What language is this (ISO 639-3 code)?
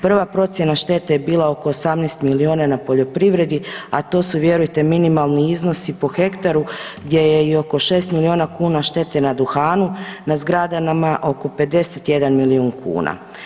hrv